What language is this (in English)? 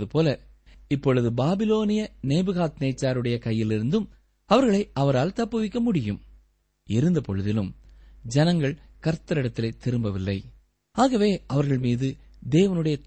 Tamil